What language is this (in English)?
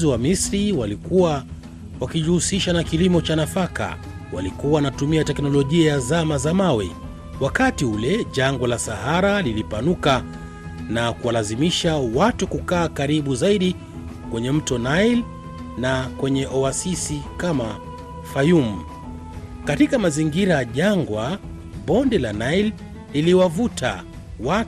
Swahili